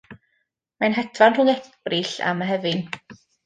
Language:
Welsh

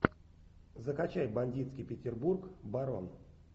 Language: Russian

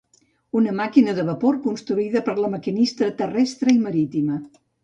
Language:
Catalan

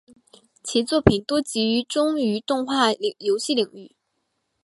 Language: Chinese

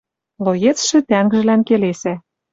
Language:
Western Mari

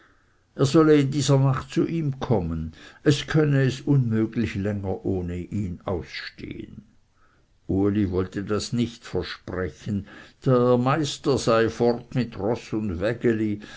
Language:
German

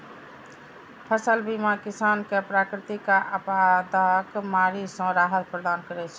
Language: Maithili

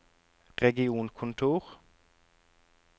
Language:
Norwegian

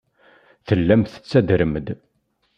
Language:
Kabyle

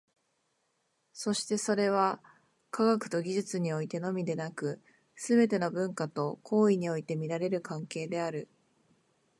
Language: Japanese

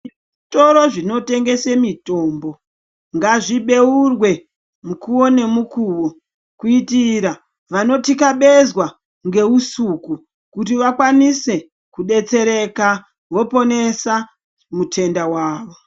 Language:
Ndau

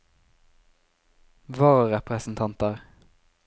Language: Norwegian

